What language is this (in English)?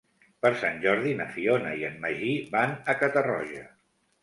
Catalan